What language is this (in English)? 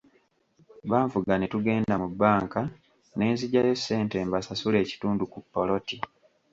Ganda